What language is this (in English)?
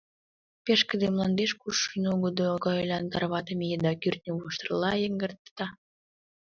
Mari